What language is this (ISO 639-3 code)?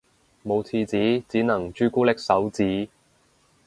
yue